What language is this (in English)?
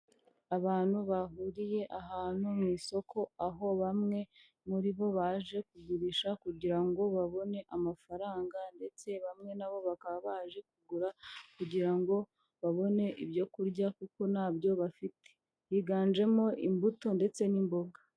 Kinyarwanda